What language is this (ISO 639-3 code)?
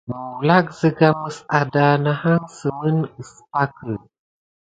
gid